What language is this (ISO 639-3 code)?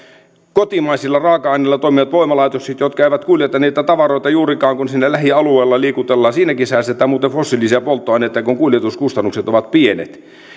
fin